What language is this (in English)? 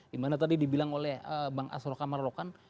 Indonesian